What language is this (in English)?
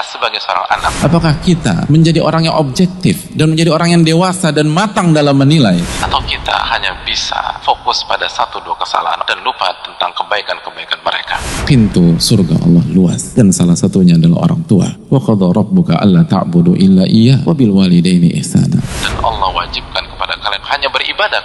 Indonesian